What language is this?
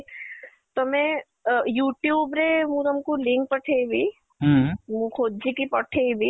Odia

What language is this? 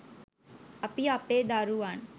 Sinhala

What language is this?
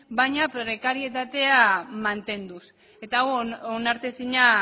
Basque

